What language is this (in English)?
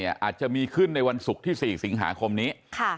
Thai